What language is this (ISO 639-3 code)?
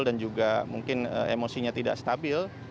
ind